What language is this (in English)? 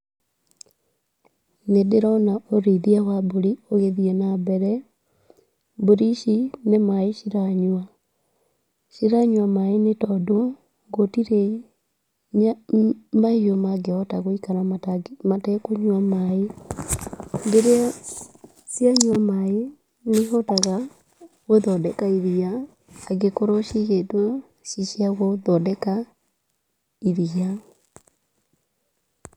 Kikuyu